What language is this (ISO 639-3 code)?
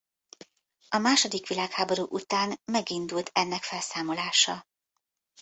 hun